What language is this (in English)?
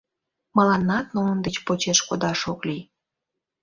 Mari